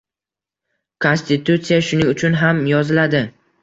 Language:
Uzbek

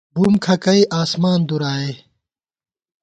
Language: Gawar-Bati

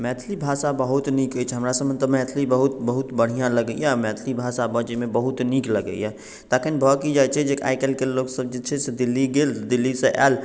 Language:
Maithili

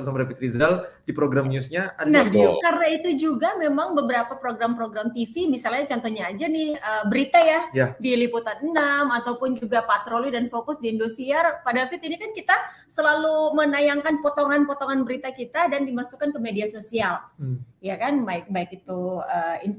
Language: Indonesian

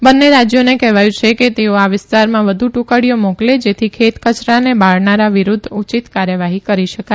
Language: Gujarati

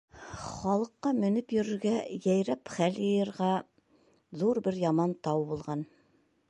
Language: Bashkir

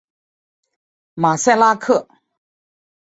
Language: Chinese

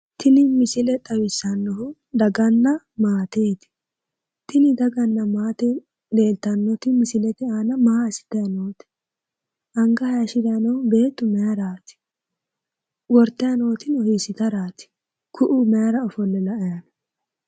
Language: Sidamo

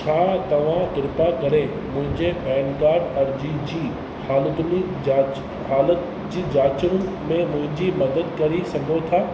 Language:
Sindhi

